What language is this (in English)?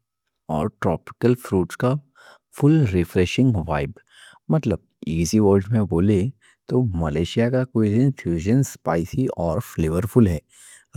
Deccan